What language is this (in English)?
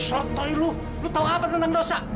Indonesian